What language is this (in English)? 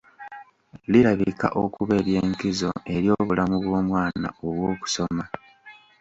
Ganda